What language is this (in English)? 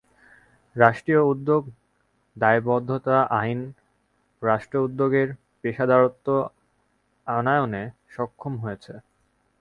Bangla